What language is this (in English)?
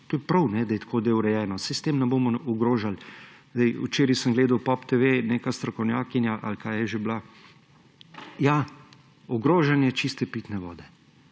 Slovenian